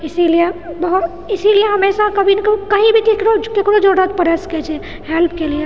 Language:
Maithili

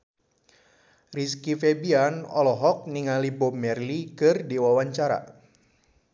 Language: Sundanese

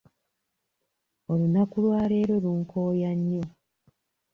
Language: Ganda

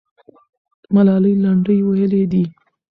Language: Pashto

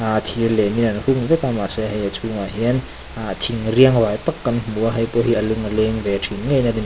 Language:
Mizo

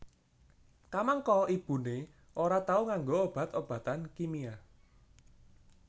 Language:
Javanese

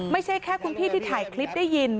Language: Thai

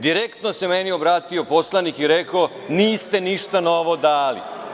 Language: Serbian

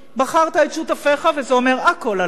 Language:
Hebrew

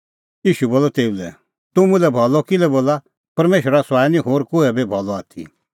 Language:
Kullu Pahari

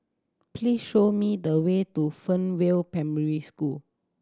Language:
English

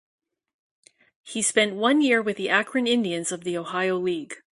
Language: English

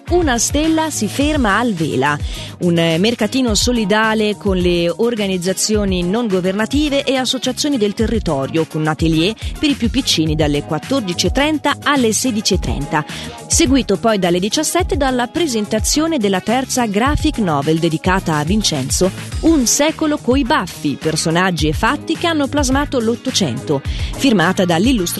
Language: Italian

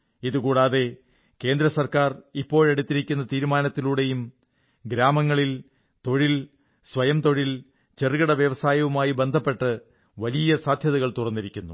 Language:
Malayalam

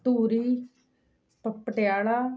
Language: Punjabi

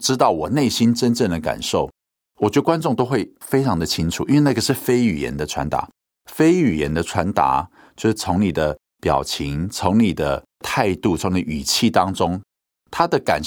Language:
Chinese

